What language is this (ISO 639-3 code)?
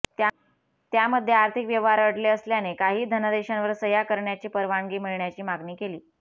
mar